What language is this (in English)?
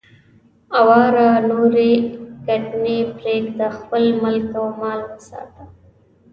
Pashto